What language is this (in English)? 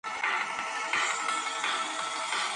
Georgian